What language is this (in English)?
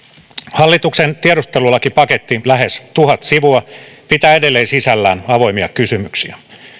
Finnish